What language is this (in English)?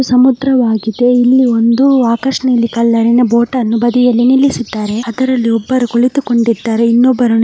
Kannada